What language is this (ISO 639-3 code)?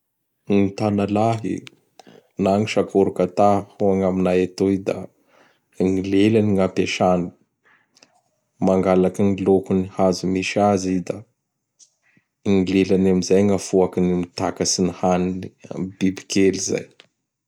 bhr